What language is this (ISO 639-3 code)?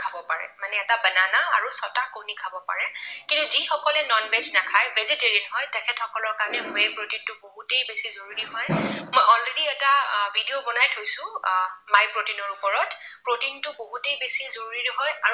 asm